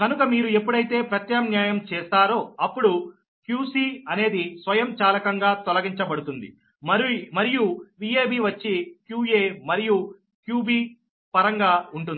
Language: Telugu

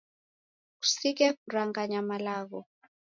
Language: Taita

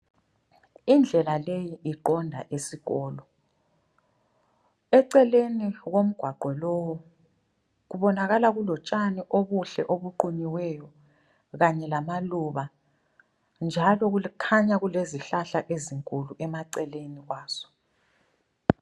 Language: North Ndebele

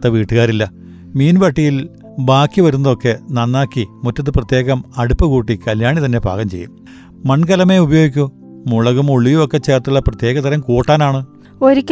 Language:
Malayalam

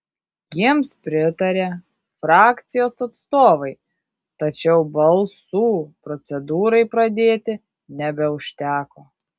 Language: Lithuanian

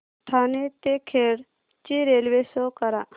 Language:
Marathi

